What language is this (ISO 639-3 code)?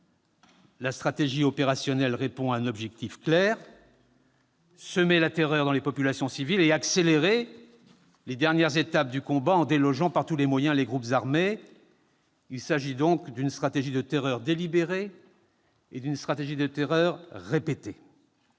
fra